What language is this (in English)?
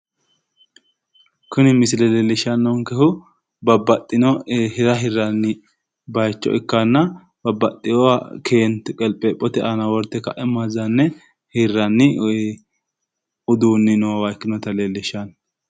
Sidamo